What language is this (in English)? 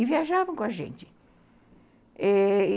Portuguese